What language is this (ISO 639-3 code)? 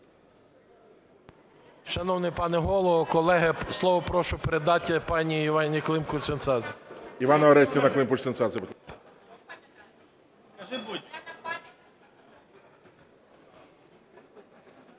ukr